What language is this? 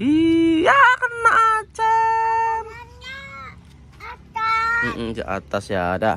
Indonesian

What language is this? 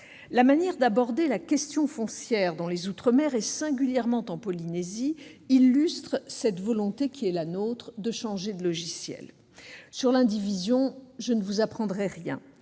French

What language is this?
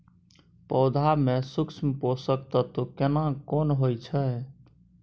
Maithili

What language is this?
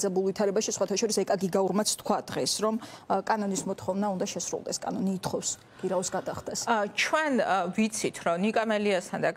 Romanian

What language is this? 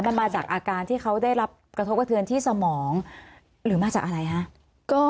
Thai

